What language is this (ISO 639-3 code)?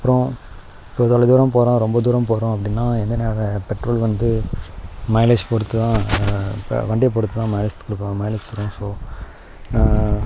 tam